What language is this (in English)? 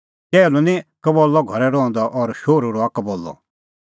Kullu Pahari